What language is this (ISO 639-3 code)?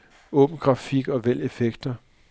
dan